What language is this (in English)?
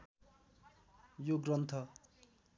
Nepali